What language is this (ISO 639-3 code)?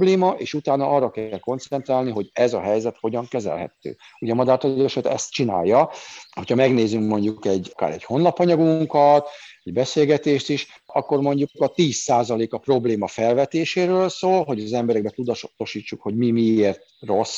hun